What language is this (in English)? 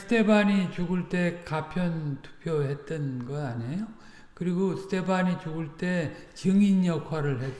Korean